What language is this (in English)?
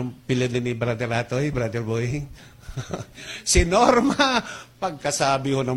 Filipino